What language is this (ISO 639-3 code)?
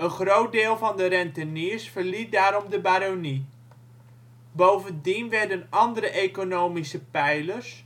nld